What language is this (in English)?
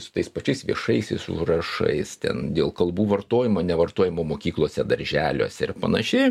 Lithuanian